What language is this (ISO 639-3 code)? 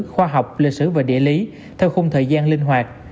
vie